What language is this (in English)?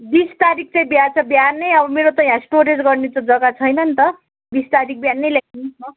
Nepali